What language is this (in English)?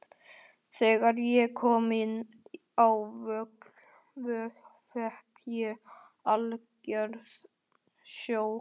Icelandic